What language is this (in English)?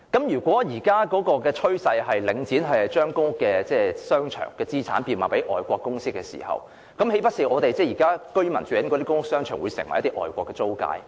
Cantonese